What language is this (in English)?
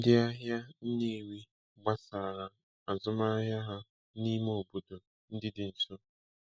Igbo